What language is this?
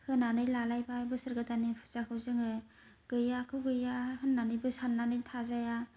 Bodo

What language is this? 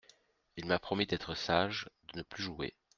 French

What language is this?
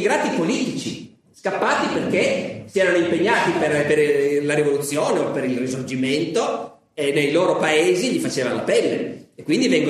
Italian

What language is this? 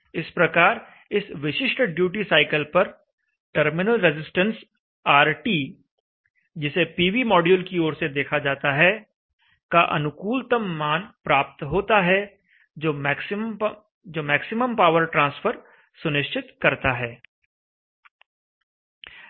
Hindi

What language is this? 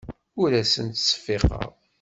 Kabyle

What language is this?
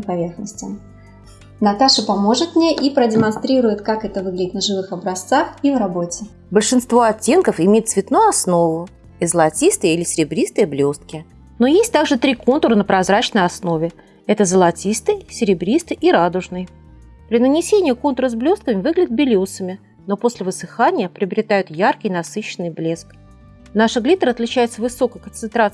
Russian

